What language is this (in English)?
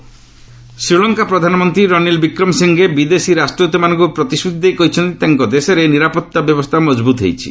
Odia